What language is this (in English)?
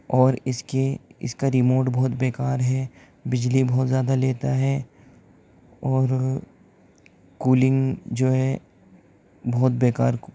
Urdu